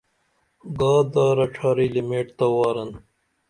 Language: Dameli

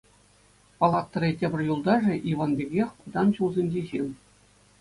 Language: Chuvash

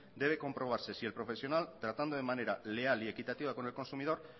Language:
Spanish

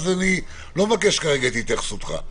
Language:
Hebrew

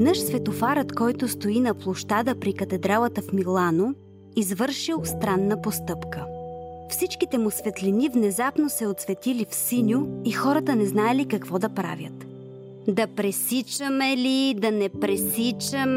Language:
Bulgarian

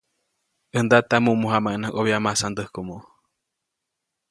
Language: Copainalá Zoque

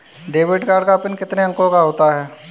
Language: Hindi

